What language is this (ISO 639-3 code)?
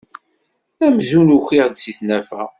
kab